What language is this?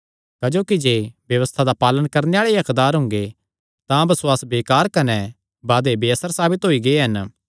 Kangri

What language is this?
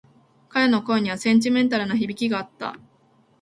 Japanese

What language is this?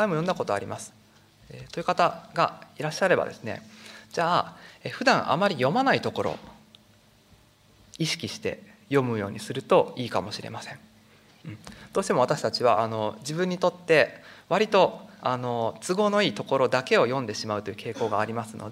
Japanese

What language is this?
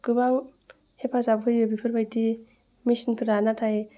Bodo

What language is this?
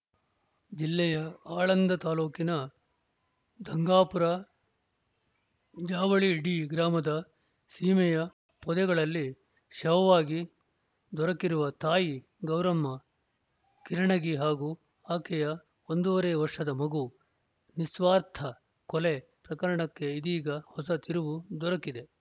Kannada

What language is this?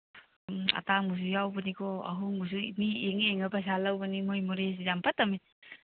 Manipuri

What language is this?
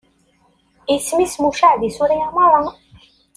Kabyle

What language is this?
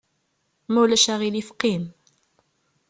Kabyle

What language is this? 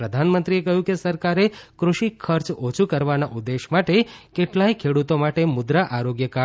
Gujarati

